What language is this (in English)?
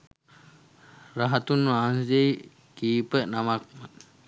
Sinhala